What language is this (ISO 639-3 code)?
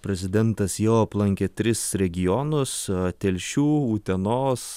lit